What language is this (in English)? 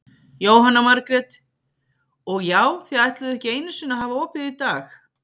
Icelandic